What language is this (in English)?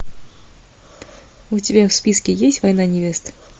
Russian